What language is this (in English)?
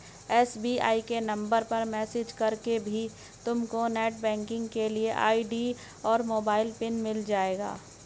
Hindi